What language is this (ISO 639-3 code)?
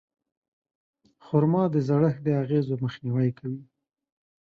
pus